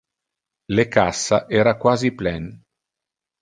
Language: Interlingua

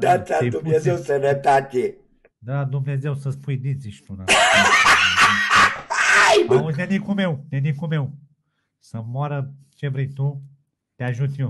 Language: Romanian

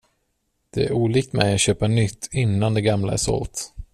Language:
Swedish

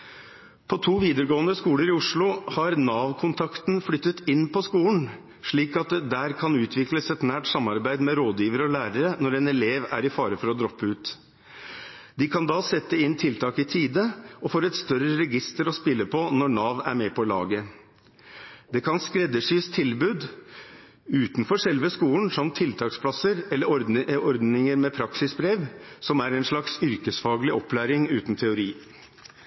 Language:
Norwegian Bokmål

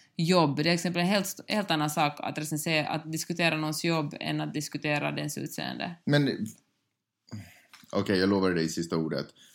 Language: Swedish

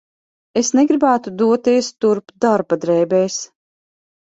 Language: Latvian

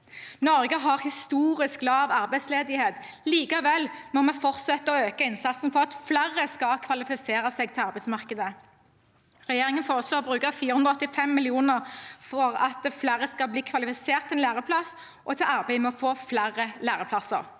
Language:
Norwegian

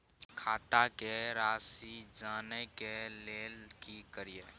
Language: Maithili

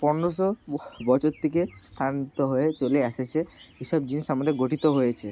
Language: Bangla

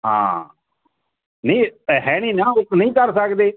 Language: Punjabi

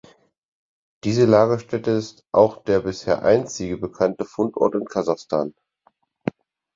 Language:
German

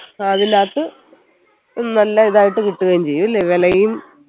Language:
Malayalam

